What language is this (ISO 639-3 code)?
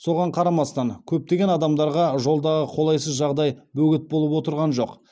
kaz